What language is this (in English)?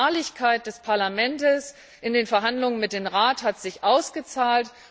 German